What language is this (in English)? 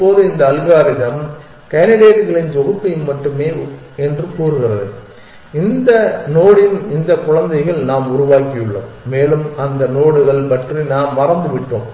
Tamil